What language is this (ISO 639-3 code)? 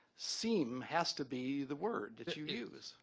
eng